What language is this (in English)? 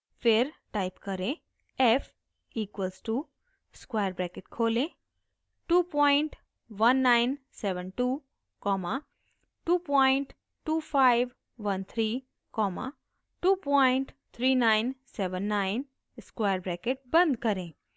Hindi